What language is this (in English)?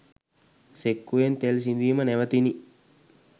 Sinhala